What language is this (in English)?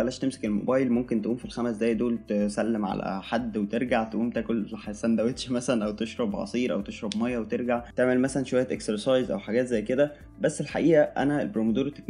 Arabic